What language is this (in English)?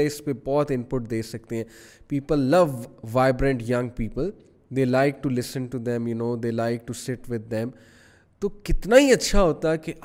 Urdu